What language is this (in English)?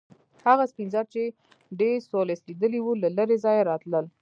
Pashto